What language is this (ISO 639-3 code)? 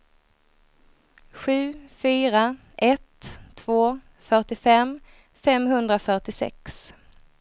swe